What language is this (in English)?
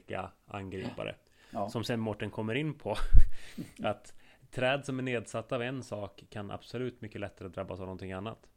Swedish